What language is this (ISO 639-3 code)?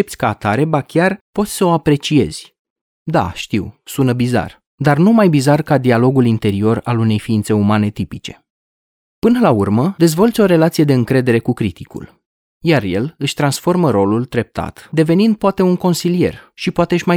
ron